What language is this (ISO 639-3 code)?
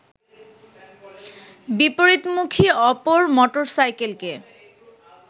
ben